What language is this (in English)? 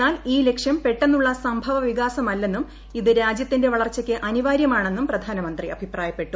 Malayalam